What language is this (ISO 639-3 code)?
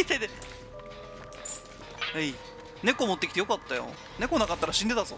jpn